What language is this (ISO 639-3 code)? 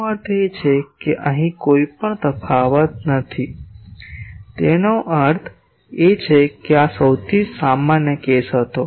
guj